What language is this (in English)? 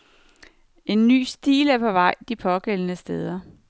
Danish